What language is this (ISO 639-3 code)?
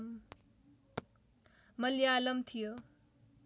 nep